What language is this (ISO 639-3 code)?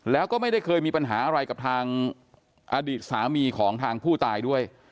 tha